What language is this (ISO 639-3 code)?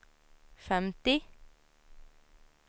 swe